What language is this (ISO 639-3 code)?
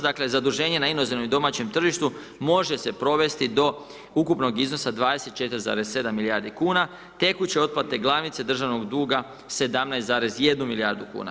hrv